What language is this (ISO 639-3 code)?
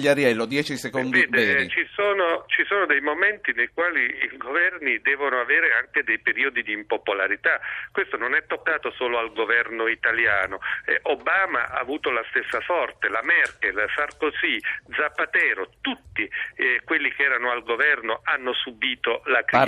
ita